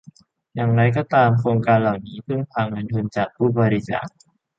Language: Thai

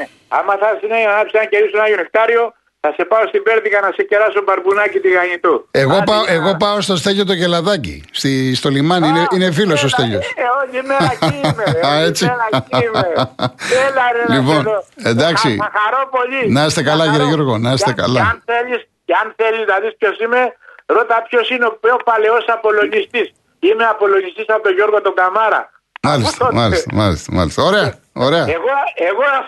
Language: Greek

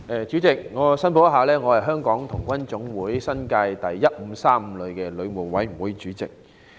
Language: Cantonese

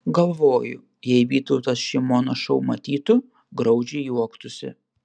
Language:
Lithuanian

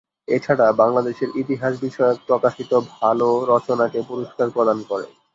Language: Bangla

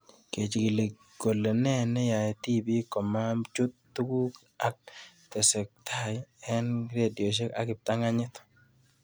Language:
Kalenjin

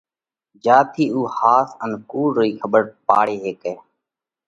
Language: Parkari Koli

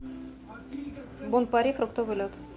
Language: Russian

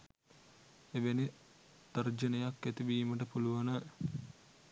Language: Sinhala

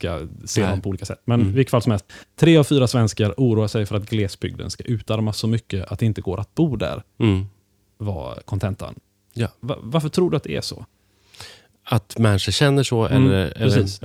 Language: Swedish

